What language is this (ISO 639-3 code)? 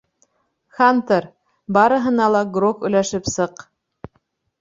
bak